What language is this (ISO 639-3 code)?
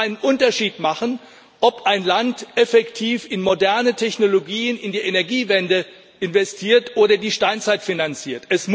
deu